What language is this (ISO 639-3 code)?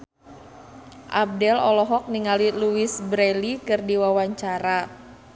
sun